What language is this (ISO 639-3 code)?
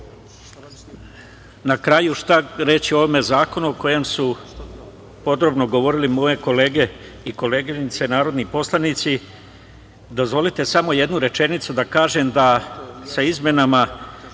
srp